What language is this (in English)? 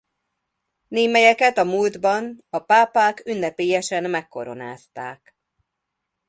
Hungarian